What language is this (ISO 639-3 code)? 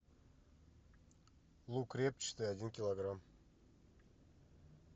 rus